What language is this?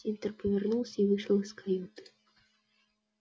Russian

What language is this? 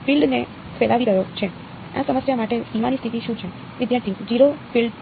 Gujarati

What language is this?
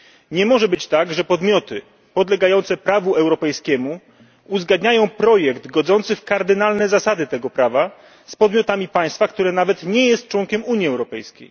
Polish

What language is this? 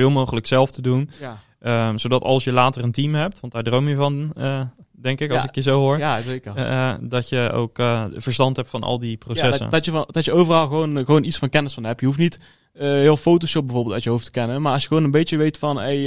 Dutch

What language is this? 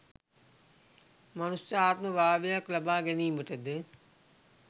Sinhala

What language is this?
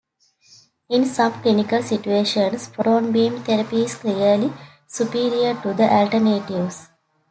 English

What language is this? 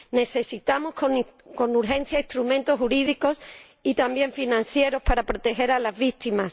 Spanish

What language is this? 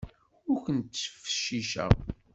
Kabyle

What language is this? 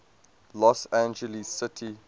English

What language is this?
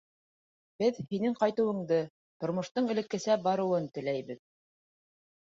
Bashkir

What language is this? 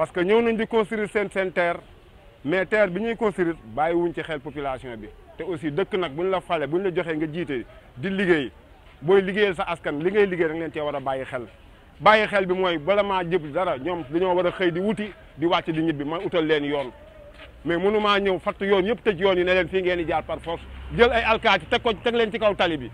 French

